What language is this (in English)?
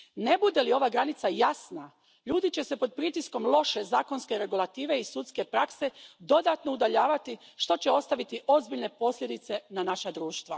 Croatian